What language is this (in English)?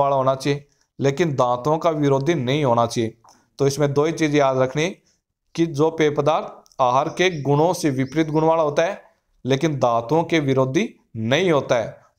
Hindi